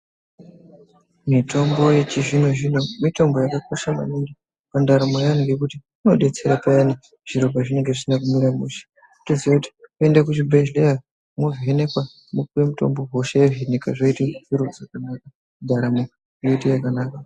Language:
Ndau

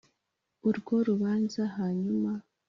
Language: Kinyarwanda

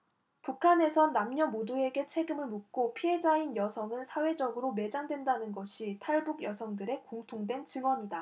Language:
Korean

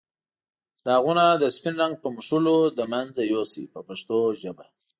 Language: Pashto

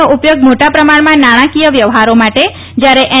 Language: Gujarati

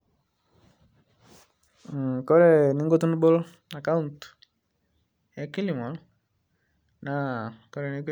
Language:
Masai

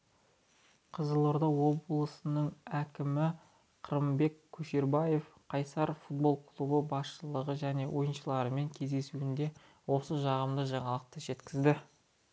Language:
Kazakh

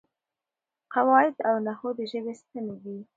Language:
Pashto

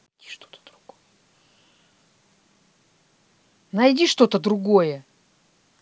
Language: Russian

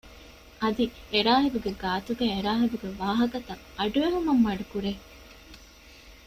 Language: Divehi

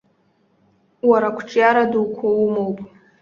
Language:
Abkhazian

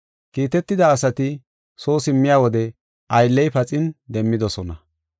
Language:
Gofa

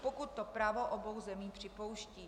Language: Czech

